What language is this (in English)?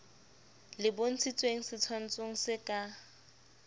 Southern Sotho